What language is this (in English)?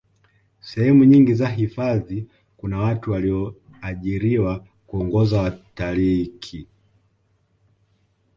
Swahili